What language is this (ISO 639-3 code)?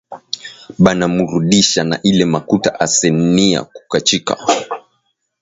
swa